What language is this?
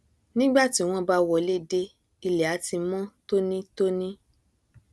Yoruba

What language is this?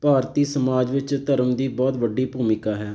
Punjabi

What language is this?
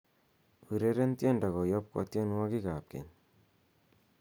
Kalenjin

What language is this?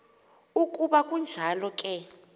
Xhosa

